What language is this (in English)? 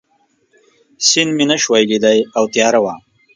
Pashto